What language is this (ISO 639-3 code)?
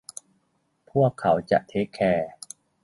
tha